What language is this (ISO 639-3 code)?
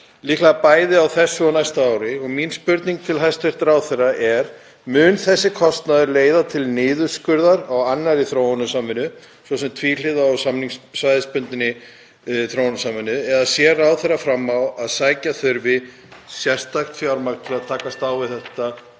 isl